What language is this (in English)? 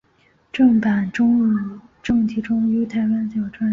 Chinese